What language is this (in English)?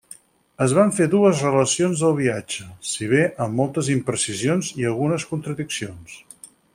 Catalan